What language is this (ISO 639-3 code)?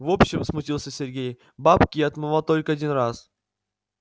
rus